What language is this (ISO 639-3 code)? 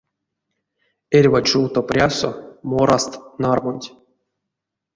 myv